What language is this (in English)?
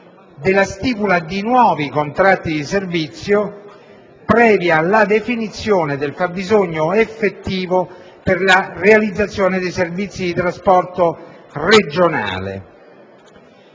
Italian